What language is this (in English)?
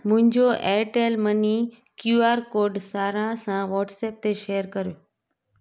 Sindhi